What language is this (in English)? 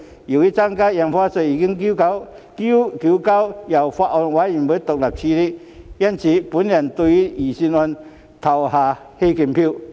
Cantonese